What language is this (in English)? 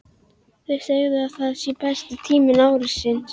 Icelandic